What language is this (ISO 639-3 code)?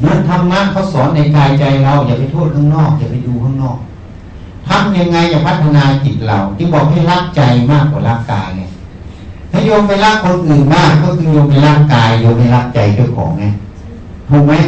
tha